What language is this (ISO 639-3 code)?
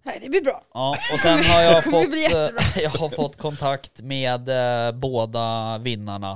swe